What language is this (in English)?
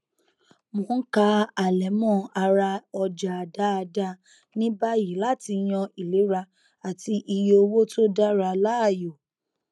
Yoruba